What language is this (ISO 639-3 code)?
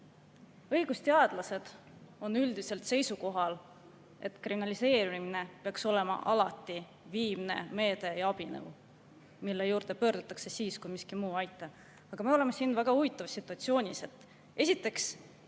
est